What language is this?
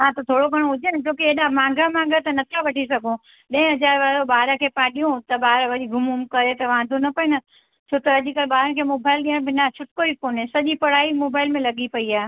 Sindhi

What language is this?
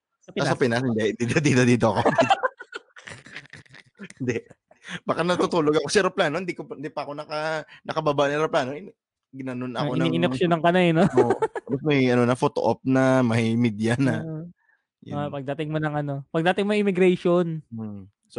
Filipino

